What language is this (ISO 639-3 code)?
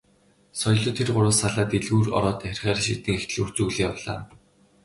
mon